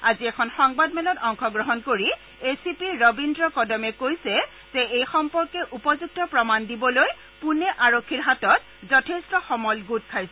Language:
Assamese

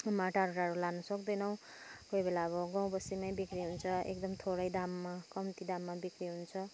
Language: Nepali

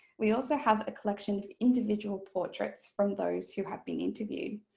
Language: English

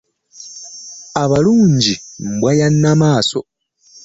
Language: Ganda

